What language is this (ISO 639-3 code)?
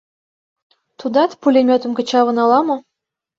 chm